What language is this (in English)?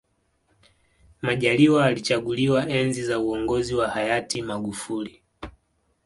Swahili